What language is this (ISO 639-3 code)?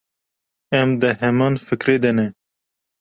kur